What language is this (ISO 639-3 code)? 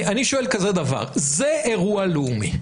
heb